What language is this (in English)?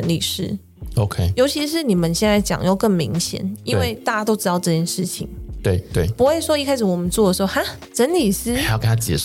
Chinese